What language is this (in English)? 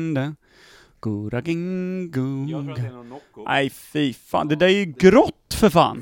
Swedish